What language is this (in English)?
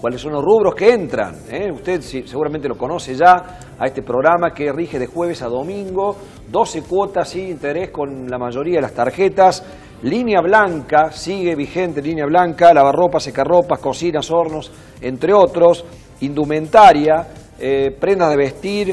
Spanish